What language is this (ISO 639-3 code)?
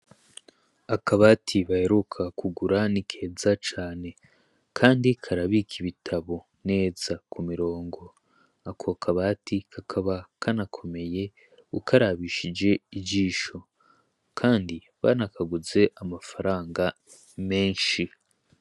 run